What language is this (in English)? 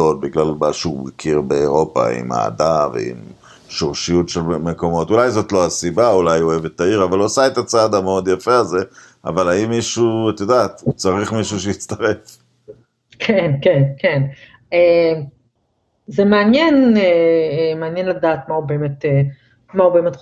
Hebrew